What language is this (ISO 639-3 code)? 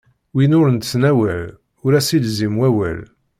kab